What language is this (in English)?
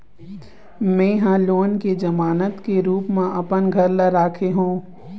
Chhattisgarhi